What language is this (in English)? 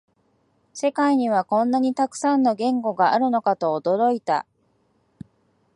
Japanese